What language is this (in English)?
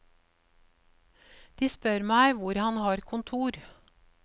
Norwegian